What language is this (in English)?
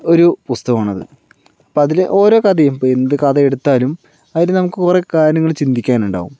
Malayalam